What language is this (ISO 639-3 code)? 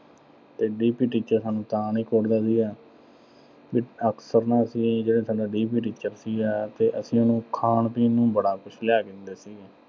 pan